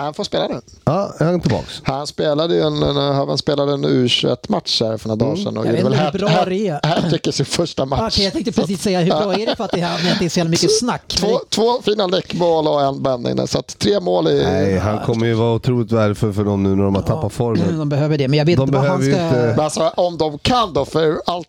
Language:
Swedish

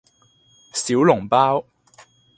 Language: Cantonese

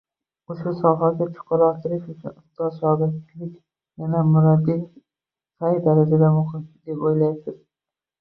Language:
Uzbek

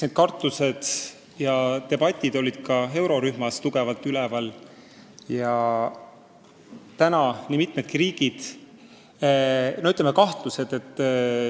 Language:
Estonian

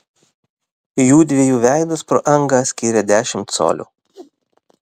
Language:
Lithuanian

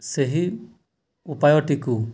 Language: Odia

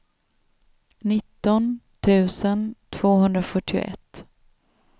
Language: Swedish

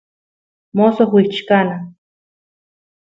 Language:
Santiago del Estero Quichua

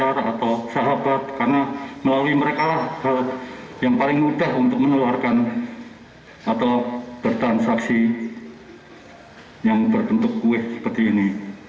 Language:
Indonesian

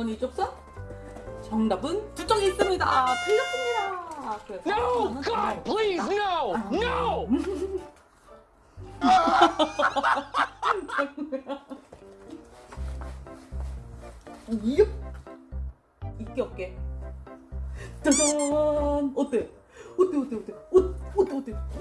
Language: Korean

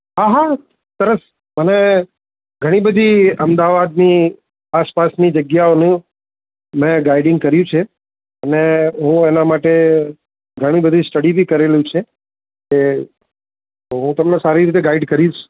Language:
Gujarati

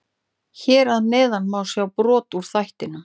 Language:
Icelandic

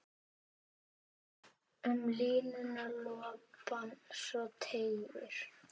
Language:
Icelandic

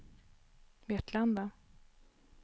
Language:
Swedish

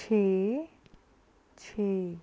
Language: Punjabi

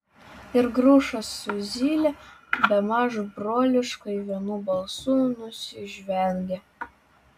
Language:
Lithuanian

